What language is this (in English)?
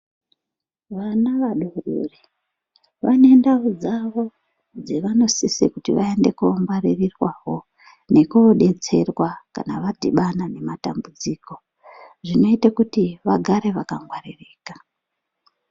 Ndau